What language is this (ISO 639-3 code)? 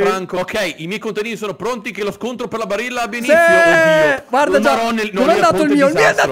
ita